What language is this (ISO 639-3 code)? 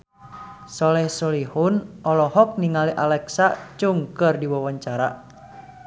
sun